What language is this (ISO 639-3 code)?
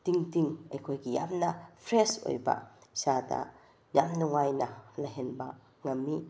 mni